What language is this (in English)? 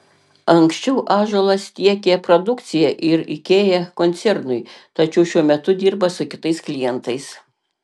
Lithuanian